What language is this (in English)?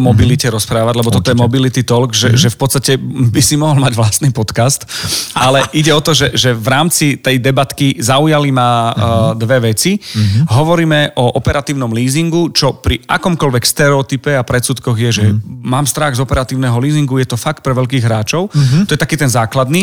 Slovak